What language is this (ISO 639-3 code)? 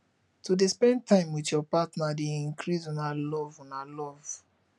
pcm